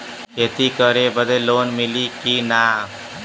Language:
Bhojpuri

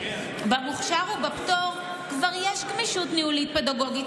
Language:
Hebrew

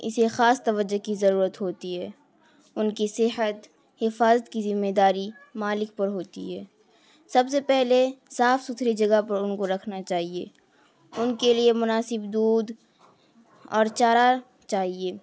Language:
Urdu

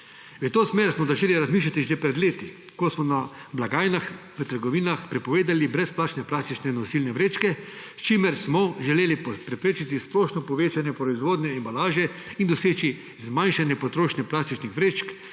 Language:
Slovenian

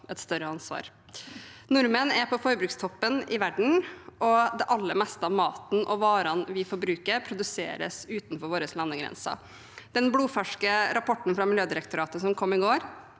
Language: Norwegian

